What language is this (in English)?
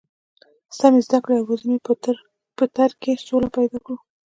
Pashto